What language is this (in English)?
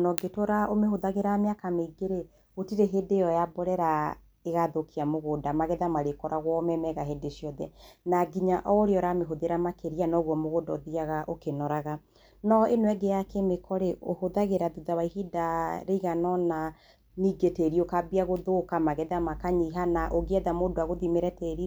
Kikuyu